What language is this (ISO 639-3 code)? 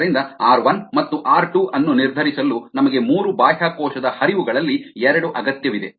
kan